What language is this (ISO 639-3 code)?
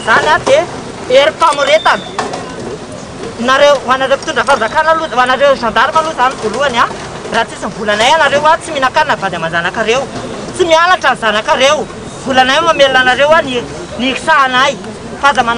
ron